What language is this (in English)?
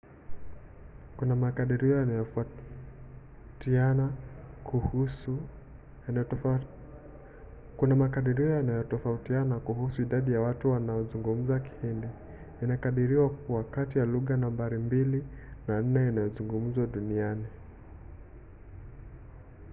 Swahili